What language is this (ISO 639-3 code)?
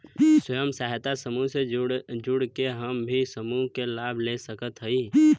bho